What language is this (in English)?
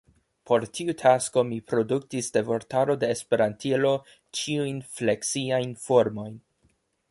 Esperanto